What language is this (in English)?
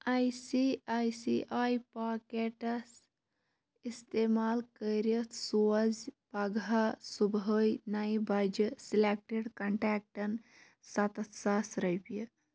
Kashmiri